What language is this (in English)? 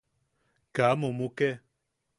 Yaqui